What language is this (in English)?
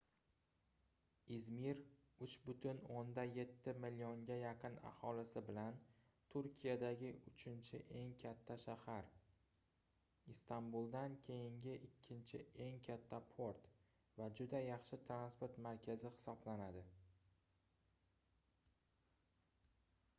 Uzbek